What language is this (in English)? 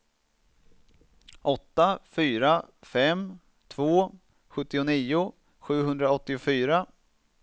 Swedish